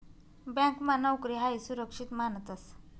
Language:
Marathi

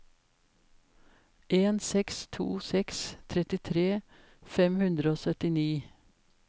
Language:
Norwegian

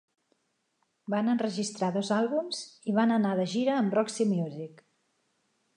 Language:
Catalan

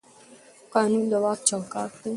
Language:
Pashto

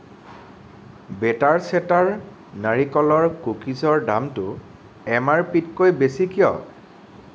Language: Assamese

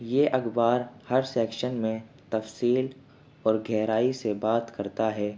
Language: Urdu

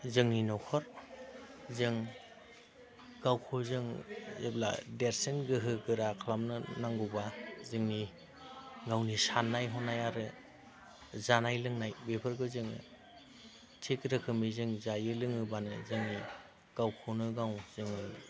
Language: Bodo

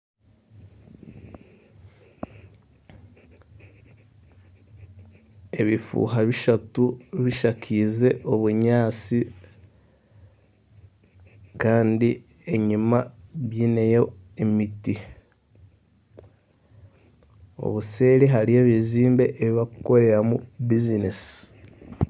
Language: Nyankole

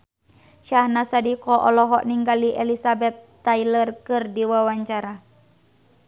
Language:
Sundanese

